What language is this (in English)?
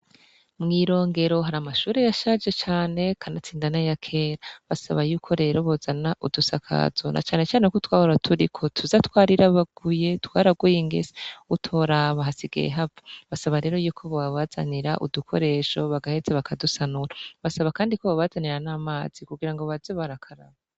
Rundi